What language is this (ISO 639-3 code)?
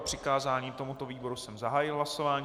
ces